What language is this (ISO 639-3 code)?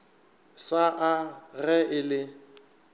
nso